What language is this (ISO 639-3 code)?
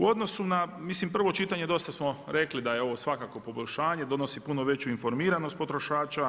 hrv